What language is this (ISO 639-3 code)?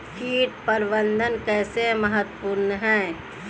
hin